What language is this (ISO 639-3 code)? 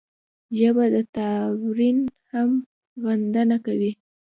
pus